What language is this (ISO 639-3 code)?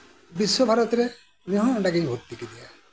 sat